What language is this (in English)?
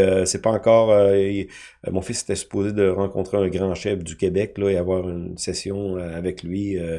French